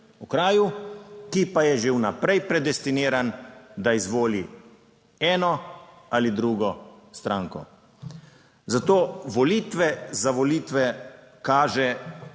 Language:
Slovenian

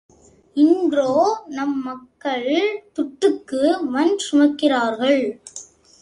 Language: Tamil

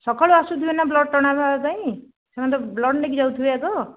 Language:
Odia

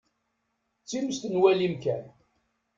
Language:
Kabyle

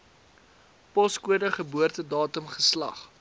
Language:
Afrikaans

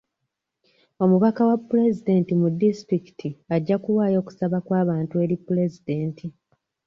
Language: Ganda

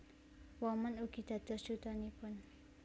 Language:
Javanese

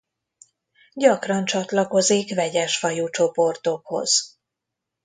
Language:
Hungarian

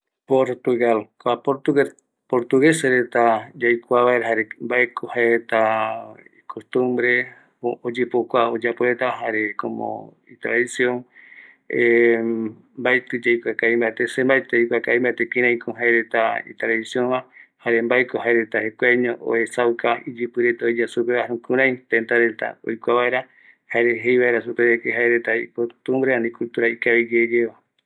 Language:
Eastern Bolivian Guaraní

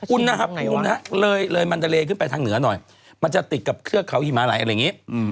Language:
Thai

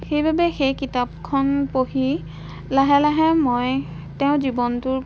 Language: Assamese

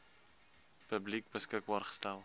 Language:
Afrikaans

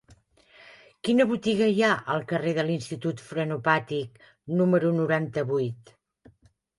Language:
Catalan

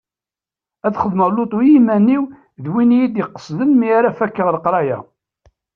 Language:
Kabyle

